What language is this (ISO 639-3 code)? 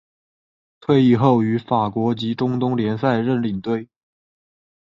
zho